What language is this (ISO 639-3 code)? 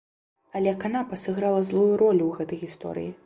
bel